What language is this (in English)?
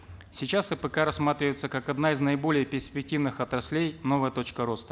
Kazakh